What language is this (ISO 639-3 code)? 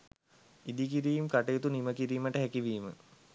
sin